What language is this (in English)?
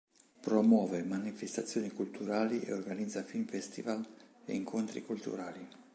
Italian